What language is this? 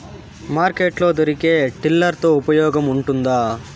Telugu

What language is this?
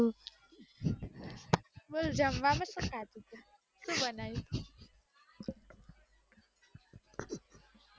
Gujarati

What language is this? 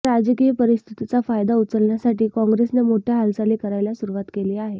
Marathi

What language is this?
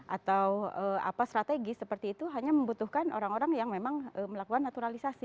Indonesian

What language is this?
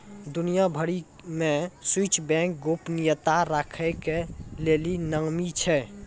Maithili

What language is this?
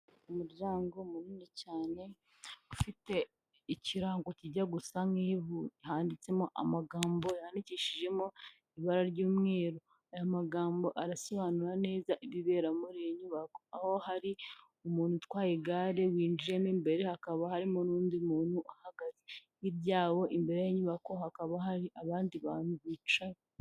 Kinyarwanda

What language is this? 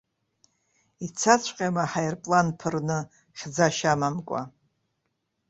Abkhazian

